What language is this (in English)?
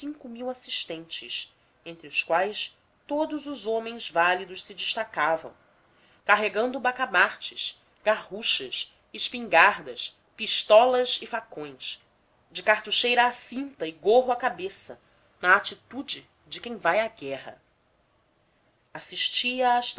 Portuguese